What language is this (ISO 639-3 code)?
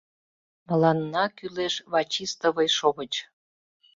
chm